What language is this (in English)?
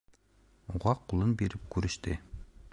Bashkir